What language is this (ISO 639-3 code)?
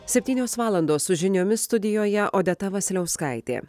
lit